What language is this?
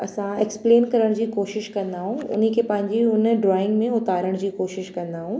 Sindhi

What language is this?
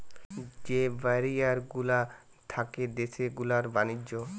Bangla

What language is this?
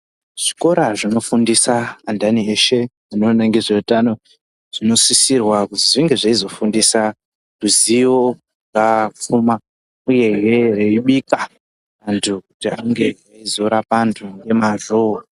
Ndau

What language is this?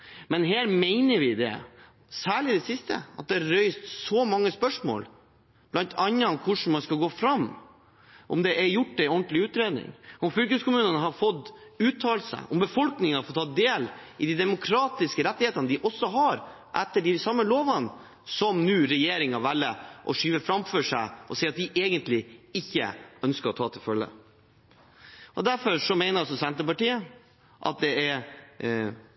Norwegian Bokmål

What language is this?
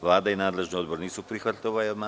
Serbian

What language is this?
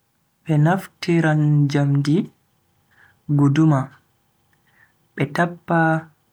Bagirmi Fulfulde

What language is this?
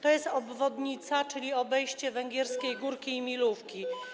Polish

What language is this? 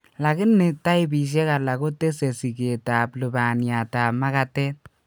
Kalenjin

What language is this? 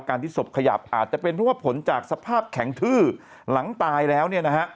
Thai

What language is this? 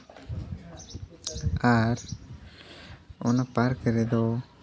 Santali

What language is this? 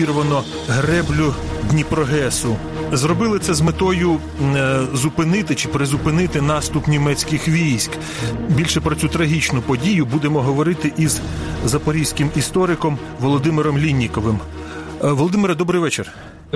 Ukrainian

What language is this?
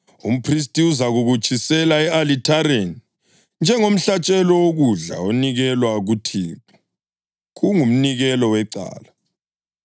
North Ndebele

